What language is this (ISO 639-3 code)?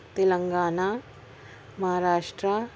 urd